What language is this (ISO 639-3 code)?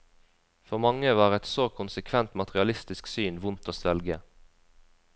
nor